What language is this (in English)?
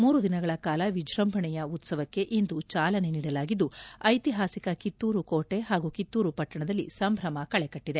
Kannada